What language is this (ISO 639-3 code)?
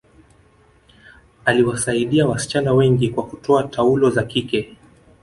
swa